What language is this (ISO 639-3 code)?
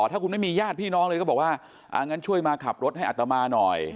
tha